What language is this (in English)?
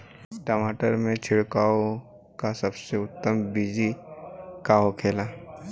Bhojpuri